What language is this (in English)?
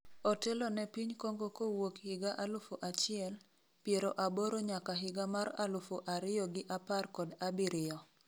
Luo (Kenya and Tanzania)